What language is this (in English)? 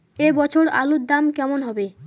Bangla